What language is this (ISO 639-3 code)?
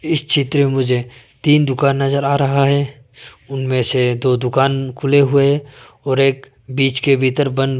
hin